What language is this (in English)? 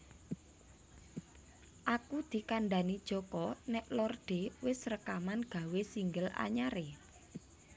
Javanese